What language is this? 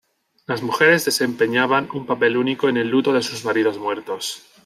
Spanish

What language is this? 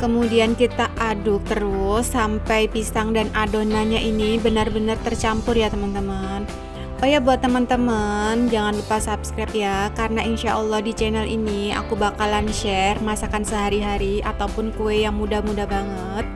Indonesian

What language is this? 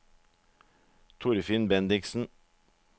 Norwegian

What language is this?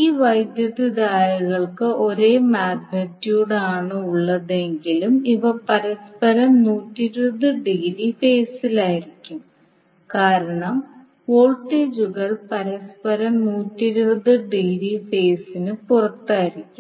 Malayalam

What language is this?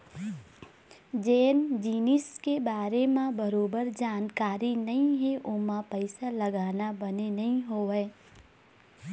Chhattisgarhi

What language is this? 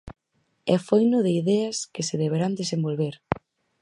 Galician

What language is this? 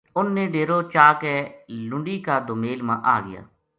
Gujari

